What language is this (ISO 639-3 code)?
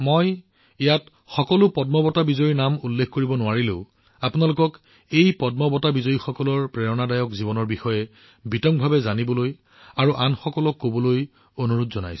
asm